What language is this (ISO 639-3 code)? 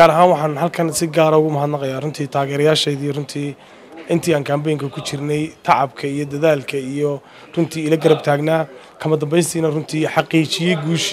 ara